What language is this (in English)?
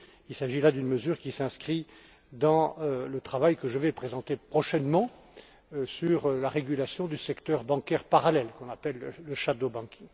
French